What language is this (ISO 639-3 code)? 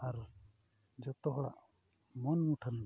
sat